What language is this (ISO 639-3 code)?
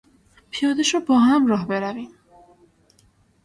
fas